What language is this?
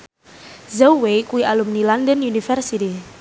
Javanese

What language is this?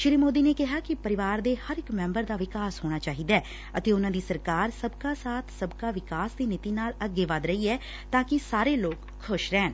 Punjabi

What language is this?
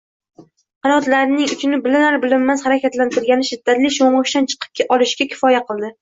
Uzbek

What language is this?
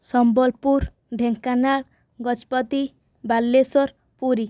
Odia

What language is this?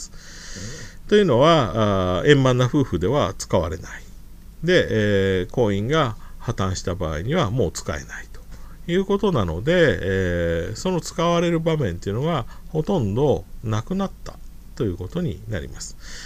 Japanese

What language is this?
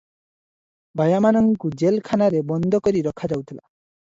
Odia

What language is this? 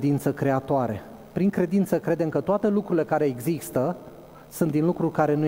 Romanian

